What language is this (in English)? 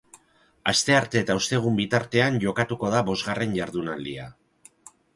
Basque